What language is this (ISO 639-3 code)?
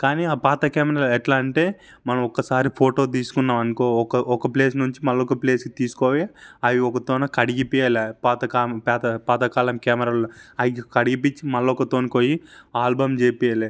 tel